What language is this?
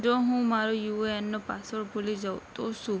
Gujarati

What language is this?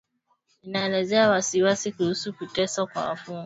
Swahili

